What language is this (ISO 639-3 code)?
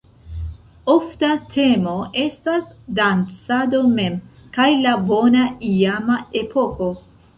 epo